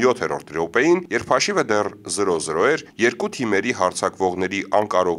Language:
Romanian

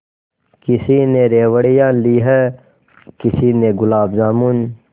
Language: Hindi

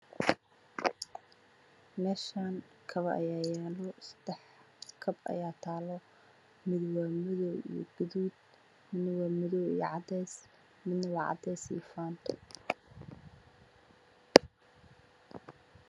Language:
Somali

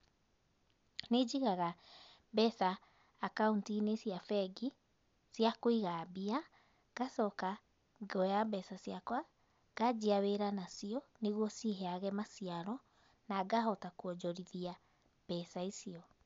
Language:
Kikuyu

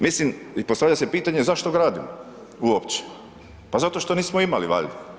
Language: Croatian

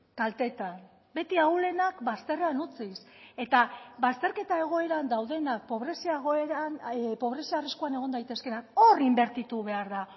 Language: Basque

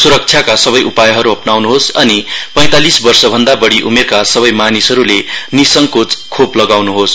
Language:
Nepali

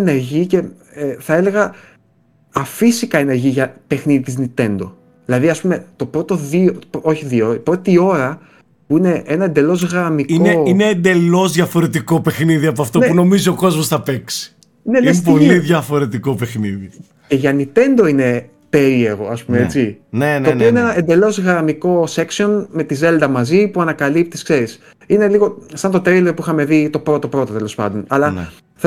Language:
Greek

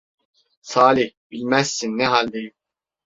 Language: Turkish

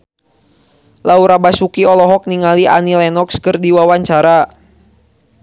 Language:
Sundanese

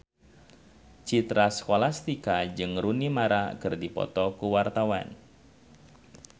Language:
Sundanese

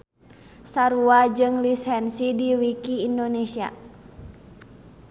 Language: Sundanese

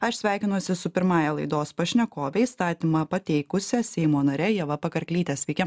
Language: Lithuanian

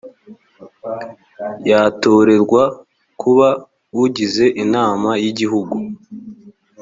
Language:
Kinyarwanda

